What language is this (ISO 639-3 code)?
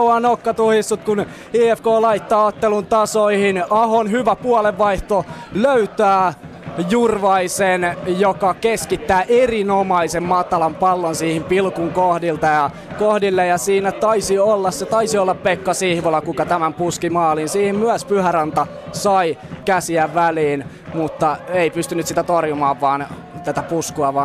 fin